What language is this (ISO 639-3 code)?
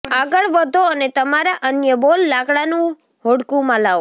guj